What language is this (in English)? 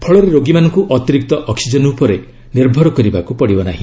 Odia